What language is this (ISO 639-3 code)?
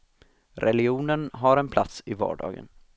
swe